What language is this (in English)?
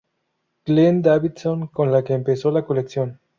Spanish